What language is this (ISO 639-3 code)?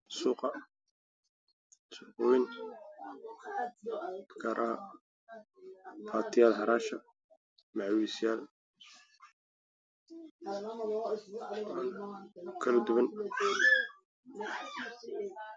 som